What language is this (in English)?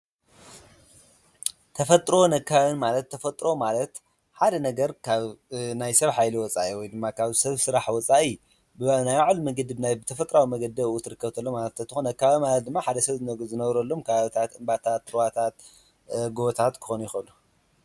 Tigrinya